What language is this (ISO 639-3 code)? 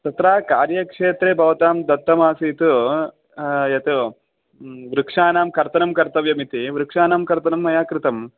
san